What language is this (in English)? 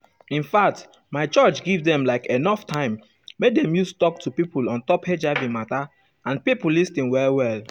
Nigerian Pidgin